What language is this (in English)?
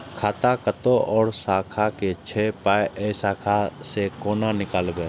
Maithili